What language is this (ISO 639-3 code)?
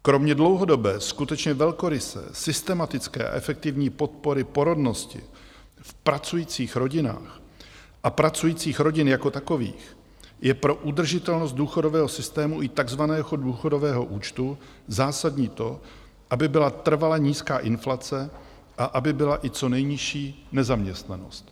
ces